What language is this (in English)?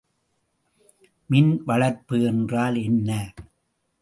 Tamil